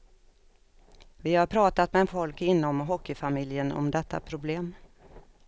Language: Swedish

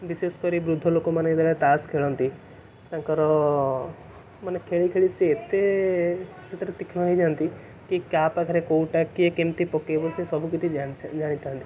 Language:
Odia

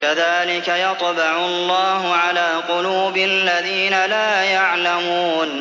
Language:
Arabic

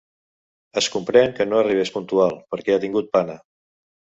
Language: Catalan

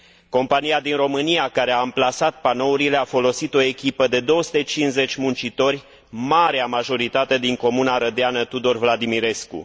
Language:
Romanian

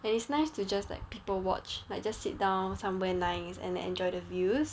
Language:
English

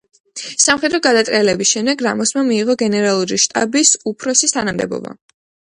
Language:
Georgian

